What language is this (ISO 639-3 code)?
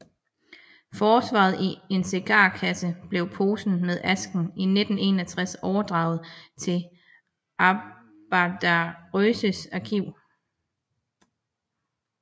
dan